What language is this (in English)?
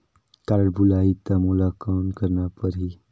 Chhattisgarhi